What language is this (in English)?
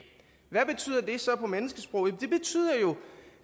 Danish